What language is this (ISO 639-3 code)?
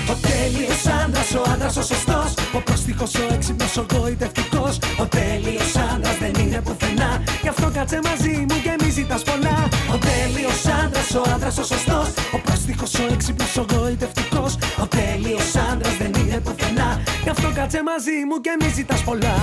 ell